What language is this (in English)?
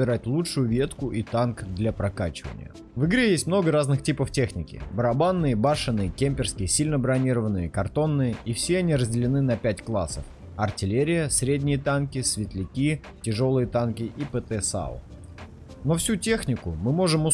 Russian